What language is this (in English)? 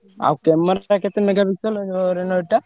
Odia